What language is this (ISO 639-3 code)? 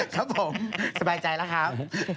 tha